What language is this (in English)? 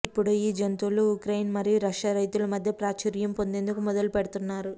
Telugu